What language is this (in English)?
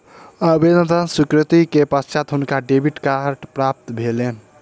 Maithili